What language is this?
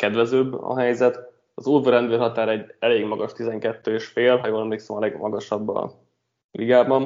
Hungarian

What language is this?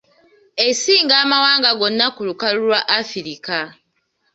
Ganda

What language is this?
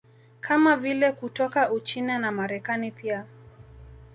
Swahili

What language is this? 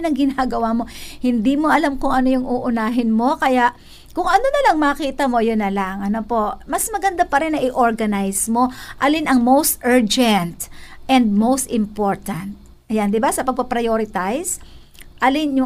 Filipino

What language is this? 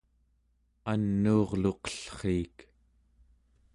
Central Yupik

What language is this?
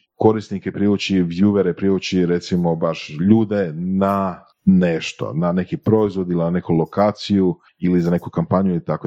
Croatian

